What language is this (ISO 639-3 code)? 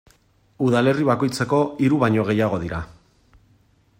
eus